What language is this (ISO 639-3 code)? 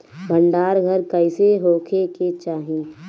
bho